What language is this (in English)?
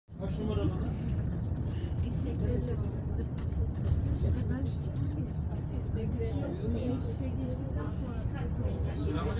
Turkish